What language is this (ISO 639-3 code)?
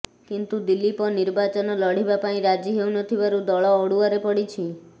ori